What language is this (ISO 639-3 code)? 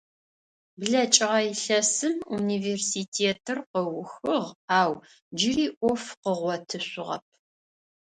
ady